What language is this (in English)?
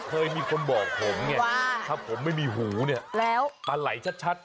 Thai